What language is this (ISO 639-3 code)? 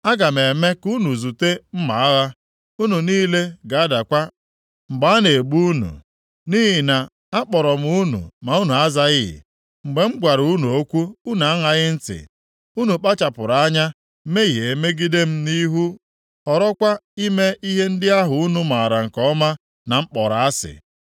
ibo